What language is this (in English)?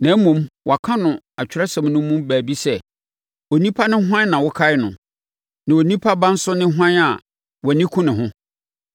Akan